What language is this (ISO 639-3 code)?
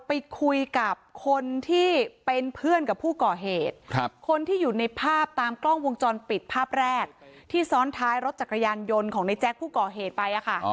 tha